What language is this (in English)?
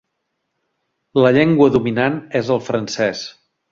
Catalan